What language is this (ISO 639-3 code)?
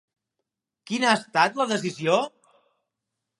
cat